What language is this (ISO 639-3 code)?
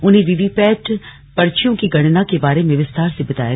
hin